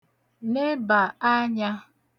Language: Igbo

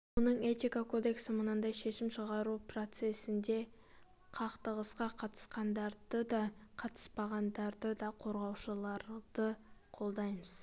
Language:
Kazakh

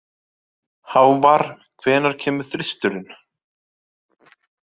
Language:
Icelandic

